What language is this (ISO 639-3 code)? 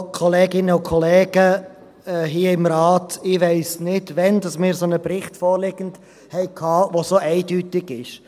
gsw